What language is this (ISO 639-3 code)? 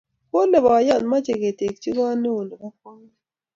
kln